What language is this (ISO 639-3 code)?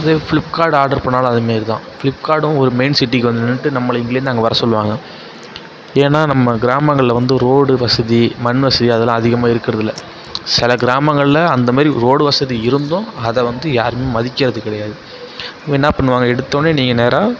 tam